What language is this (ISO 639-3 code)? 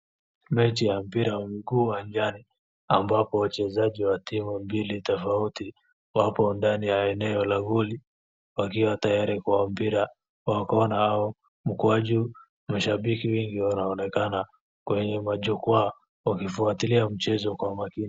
swa